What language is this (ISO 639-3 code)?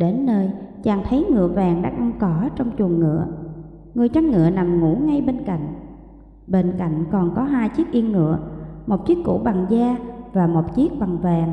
vie